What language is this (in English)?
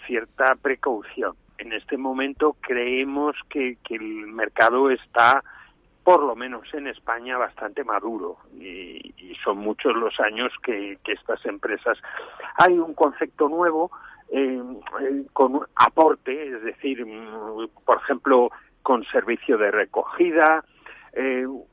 Spanish